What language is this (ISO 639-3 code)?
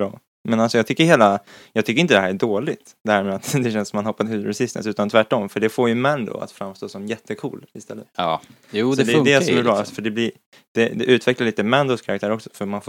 swe